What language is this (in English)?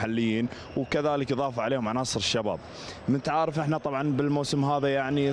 Arabic